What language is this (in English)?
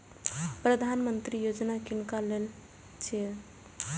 Maithili